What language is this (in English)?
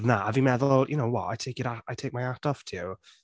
Welsh